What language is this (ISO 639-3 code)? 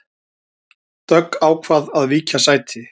isl